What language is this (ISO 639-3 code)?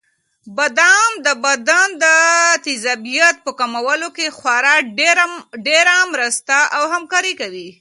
pus